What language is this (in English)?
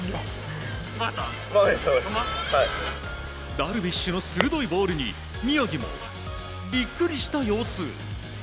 Japanese